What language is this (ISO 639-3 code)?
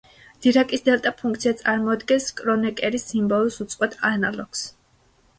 kat